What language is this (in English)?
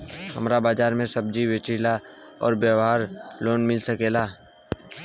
Bhojpuri